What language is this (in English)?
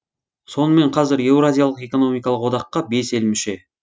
Kazakh